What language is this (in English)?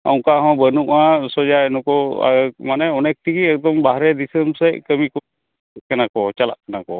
Santali